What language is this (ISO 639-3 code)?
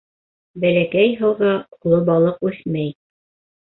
bak